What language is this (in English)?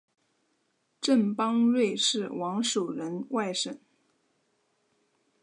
Chinese